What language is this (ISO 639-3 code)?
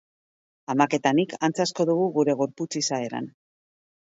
eus